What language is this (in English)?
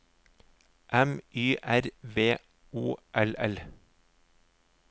Norwegian